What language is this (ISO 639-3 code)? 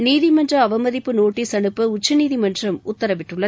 tam